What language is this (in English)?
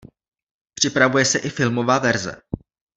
Czech